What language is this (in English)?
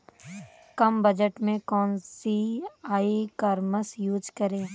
Hindi